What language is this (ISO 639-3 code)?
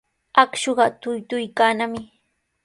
qws